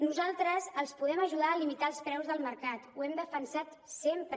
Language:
Catalan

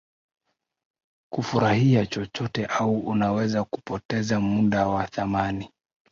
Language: Swahili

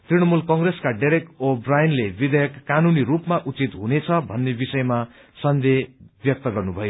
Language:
Nepali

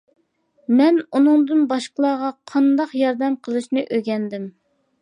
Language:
Uyghur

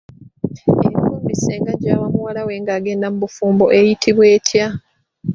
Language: Ganda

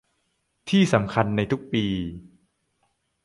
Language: Thai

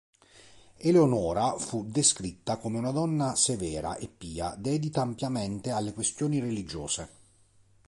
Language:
Italian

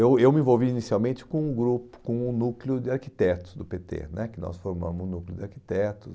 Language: Portuguese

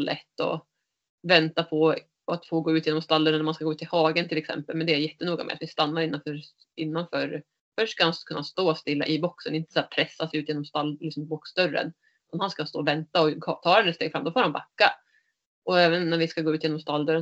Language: Swedish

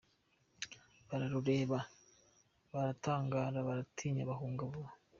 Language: Kinyarwanda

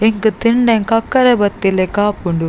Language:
Tulu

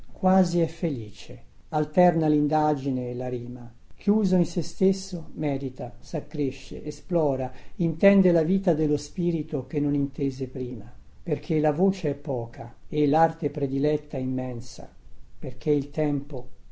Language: Italian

